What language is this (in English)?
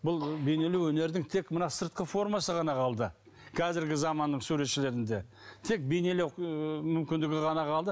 Kazakh